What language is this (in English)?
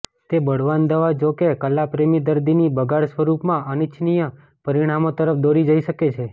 Gujarati